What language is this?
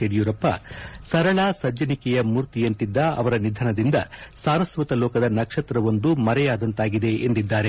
Kannada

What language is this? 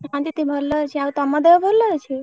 Odia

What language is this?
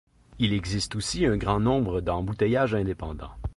French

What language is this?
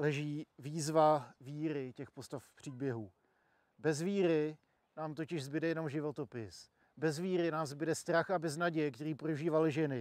Czech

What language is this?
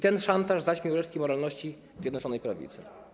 Polish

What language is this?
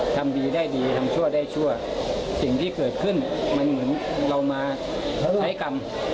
Thai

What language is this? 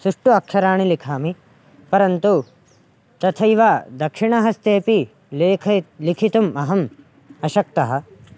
Sanskrit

